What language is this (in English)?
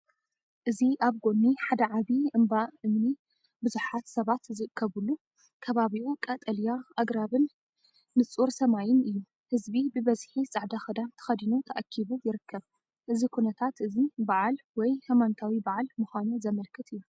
Tigrinya